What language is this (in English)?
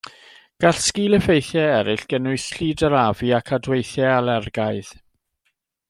Welsh